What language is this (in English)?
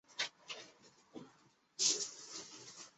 Chinese